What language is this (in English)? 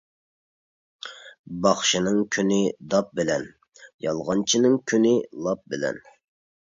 Uyghur